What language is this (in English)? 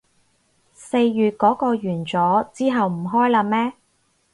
Cantonese